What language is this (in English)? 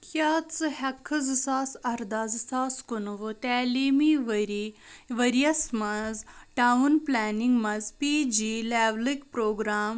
Kashmiri